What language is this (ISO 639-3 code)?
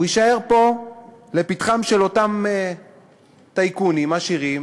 heb